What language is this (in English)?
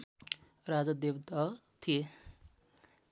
Nepali